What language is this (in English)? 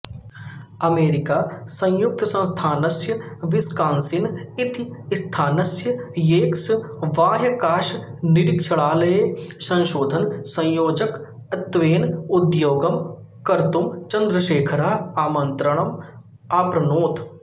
Sanskrit